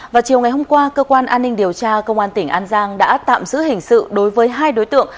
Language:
Vietnamese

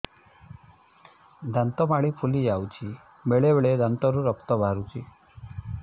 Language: Odia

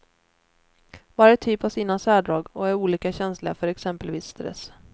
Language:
Swedish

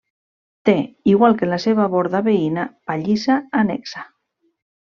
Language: Catalan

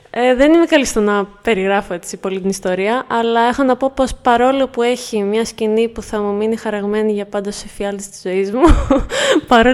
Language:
Greek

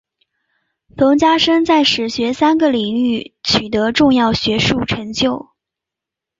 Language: Chinese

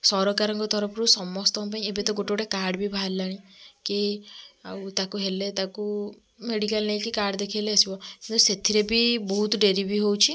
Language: Odia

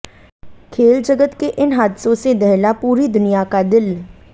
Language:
Hindi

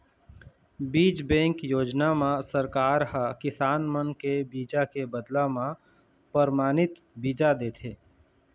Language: Chhattisgarhi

